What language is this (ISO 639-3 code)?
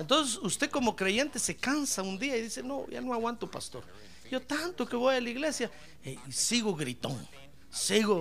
spa